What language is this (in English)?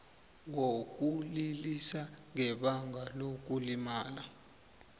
South Ndebele